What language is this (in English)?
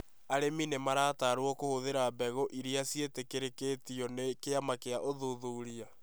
Kikuyu